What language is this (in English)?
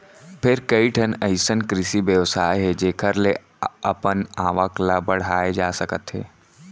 Chhattisgarhi